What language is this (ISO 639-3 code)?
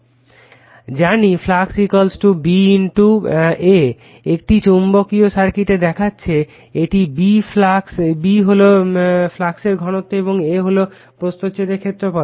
ben